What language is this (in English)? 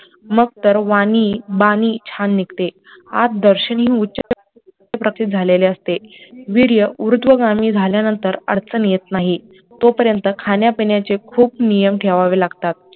Marathi